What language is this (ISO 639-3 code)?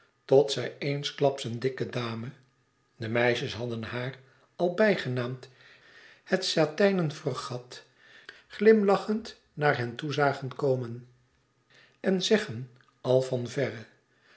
nld